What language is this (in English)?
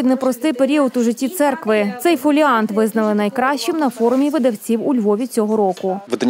Russian